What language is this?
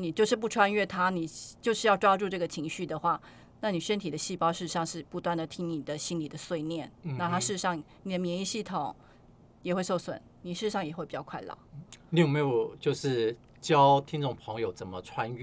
Chinese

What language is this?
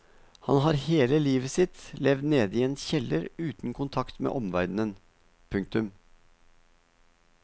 Norwegian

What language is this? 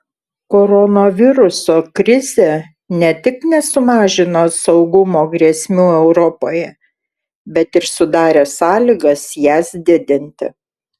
Lithuanian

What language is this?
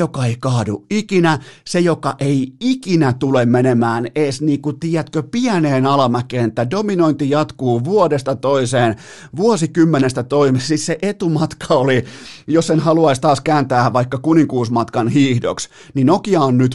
Finnish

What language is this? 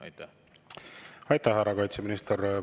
Estonian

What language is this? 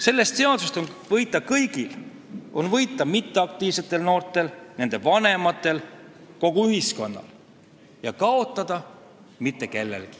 Estonian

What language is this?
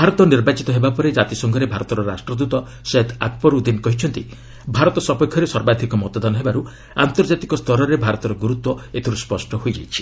Odia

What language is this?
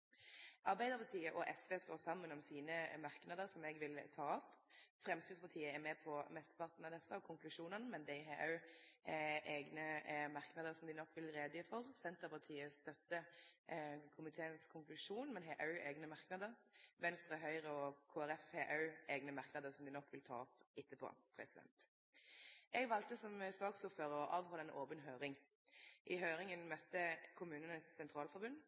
Norwegian Nynorsk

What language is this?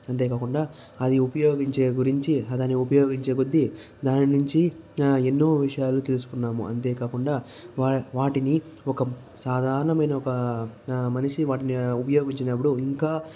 Telugu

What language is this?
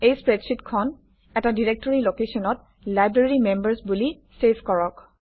Assamese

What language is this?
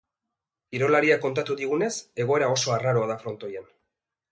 Basque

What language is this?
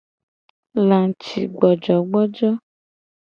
Gen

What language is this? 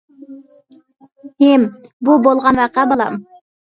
Uyghur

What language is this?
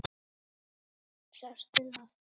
Icelandic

